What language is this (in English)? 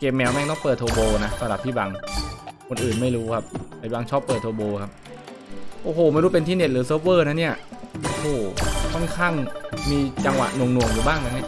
Thai